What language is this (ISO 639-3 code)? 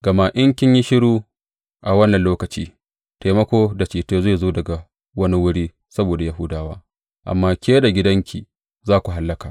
hau